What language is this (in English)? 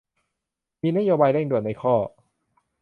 Thai